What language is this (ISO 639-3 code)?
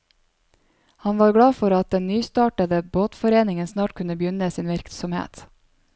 nor